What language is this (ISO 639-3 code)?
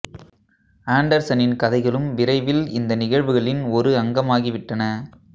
tam